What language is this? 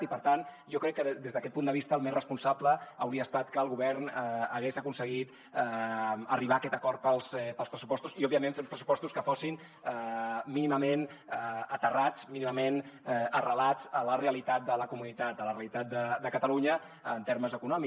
Catalan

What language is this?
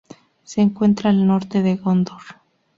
Spanish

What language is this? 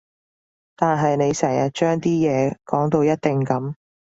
Cantonese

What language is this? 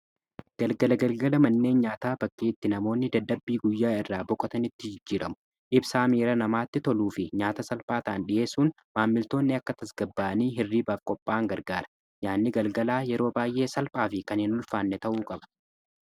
Oromo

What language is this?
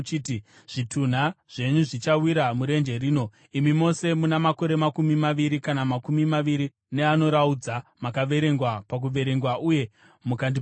Shona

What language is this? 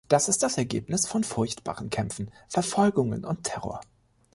German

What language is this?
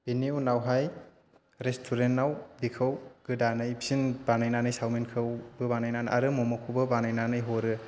Bodo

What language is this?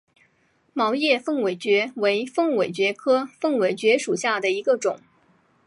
Chinese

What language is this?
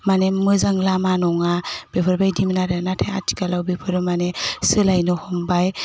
Bodo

